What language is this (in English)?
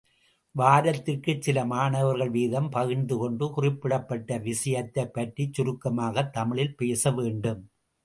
Tamil